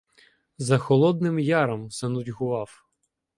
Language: Ukrainian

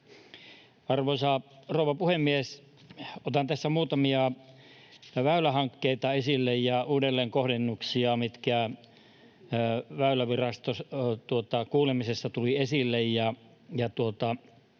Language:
Finnish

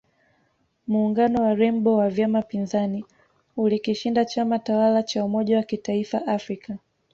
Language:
Swahili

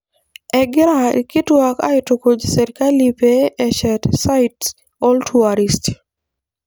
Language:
Masai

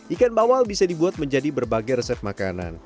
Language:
Indonesian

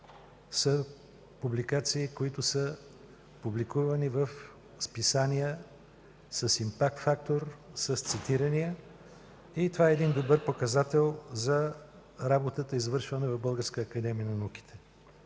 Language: Bulgarian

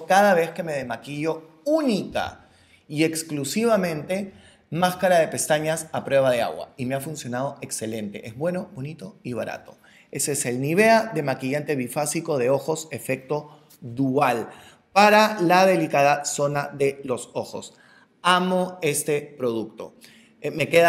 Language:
Spanish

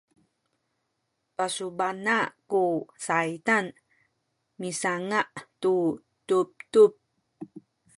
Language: Sakizaya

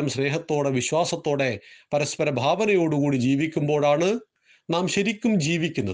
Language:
Malayalam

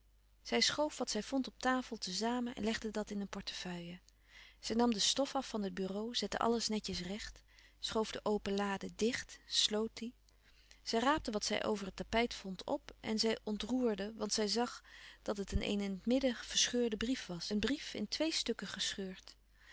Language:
Dutch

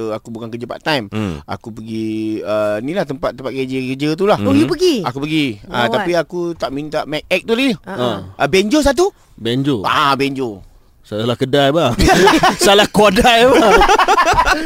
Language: Malay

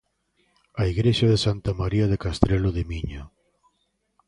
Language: Galician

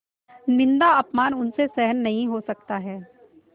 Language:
Hindi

